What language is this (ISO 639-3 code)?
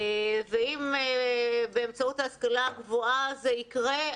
heb